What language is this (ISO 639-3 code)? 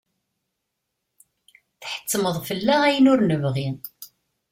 kab